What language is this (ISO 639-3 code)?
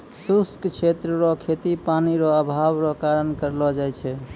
mai